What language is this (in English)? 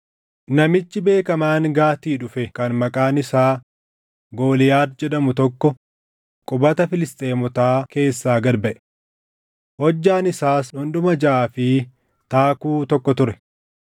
Oromo